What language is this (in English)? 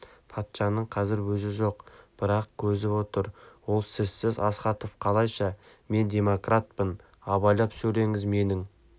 Kazakh